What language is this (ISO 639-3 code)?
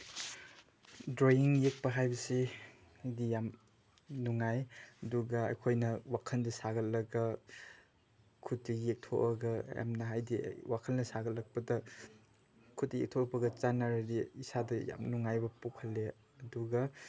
mni